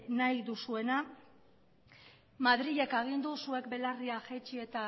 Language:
Basque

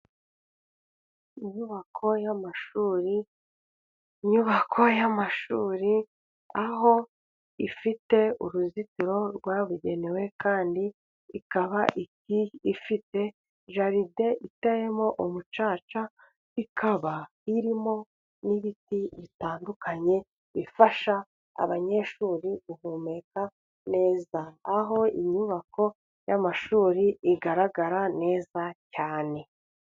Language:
Kinyarwanda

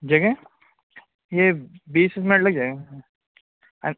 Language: Urdu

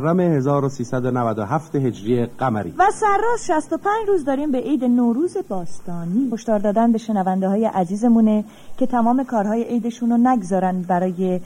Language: Persian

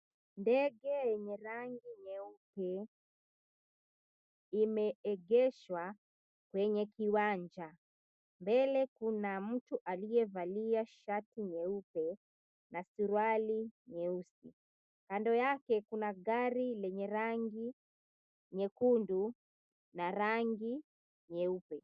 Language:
Swahili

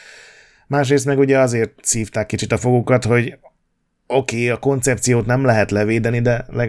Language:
Hungarian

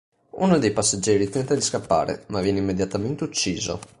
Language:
Italian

